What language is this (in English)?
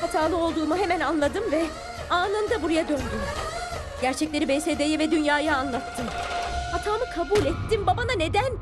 Turkish